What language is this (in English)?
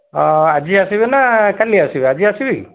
Odia